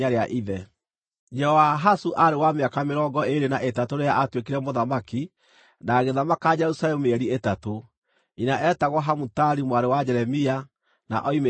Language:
Kikuyu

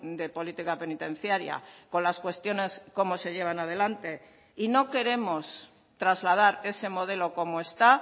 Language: Spanish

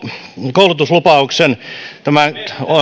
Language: Finnish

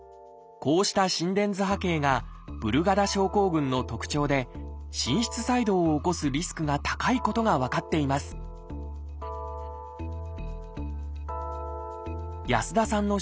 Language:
Japanese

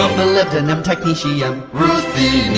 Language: English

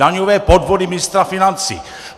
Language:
Czech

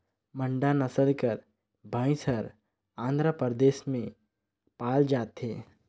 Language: Chhattisgarhi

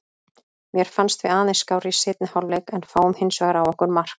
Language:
Icelandic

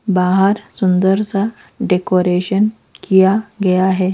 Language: Hindi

